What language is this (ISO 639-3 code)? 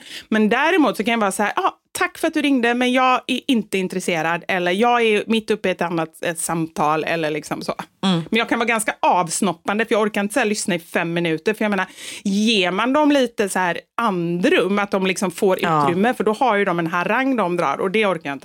swe